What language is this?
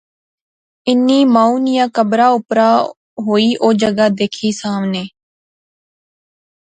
Pahari-Potwari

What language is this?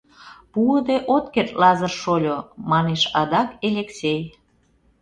Mari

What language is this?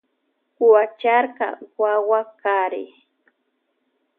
Loja Highland Quichua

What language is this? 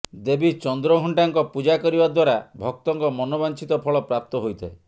Odia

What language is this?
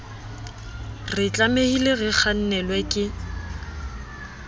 Southern Sotho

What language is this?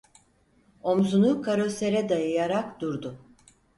Turkish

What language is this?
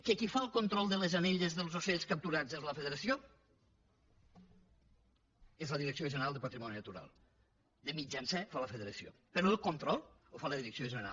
Catalan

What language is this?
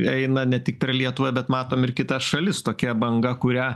Lithuanian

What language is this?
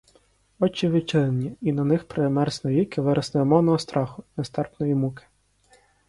Ukrainian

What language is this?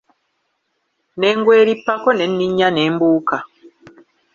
Ganda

